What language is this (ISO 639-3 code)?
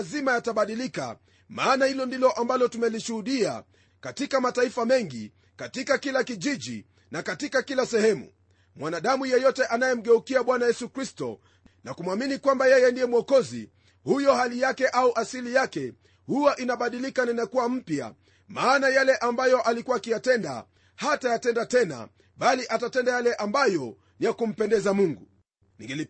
swa